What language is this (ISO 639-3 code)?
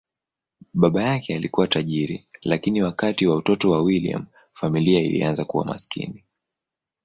swa